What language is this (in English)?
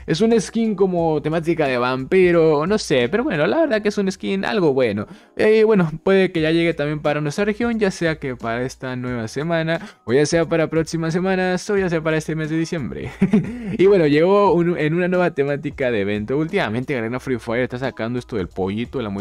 Spanish